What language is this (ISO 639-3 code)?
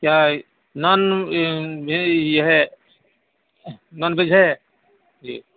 urd